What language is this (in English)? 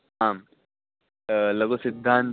Sanskrit